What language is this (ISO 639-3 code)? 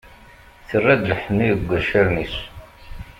kab